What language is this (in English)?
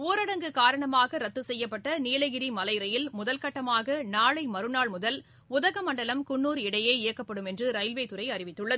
Tamil